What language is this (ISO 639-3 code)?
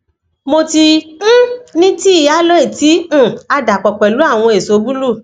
yor